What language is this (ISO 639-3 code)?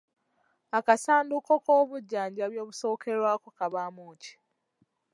lug